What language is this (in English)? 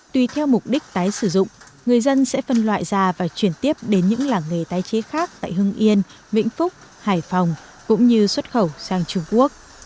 Vietnamese